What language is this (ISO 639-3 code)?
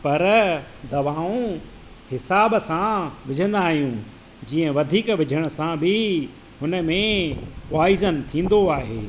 snd